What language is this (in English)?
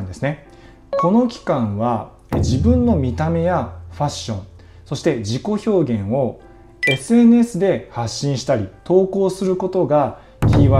Japanese